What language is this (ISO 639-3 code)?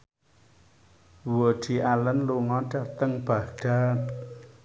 jav